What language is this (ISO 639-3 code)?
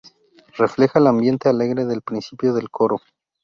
spa